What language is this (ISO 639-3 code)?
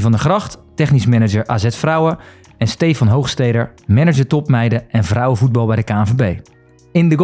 nld